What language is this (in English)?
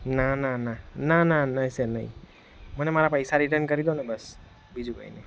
Gujarati